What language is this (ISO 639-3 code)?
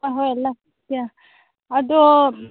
mni